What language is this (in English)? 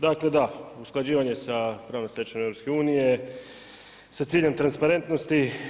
Croatian